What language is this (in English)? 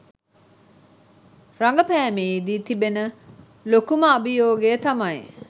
Sinhala